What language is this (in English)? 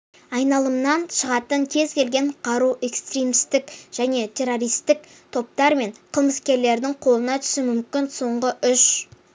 Kazakh